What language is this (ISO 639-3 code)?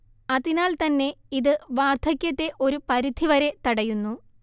mal